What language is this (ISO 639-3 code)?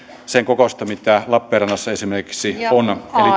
fin